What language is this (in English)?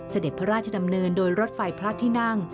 Thai